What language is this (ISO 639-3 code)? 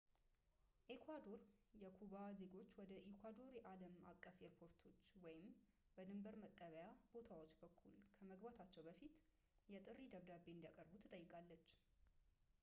amh